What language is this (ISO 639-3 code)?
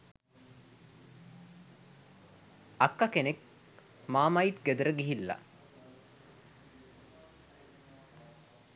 sin